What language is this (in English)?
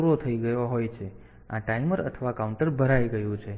Gujarati